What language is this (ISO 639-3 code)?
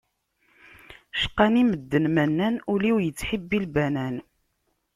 kab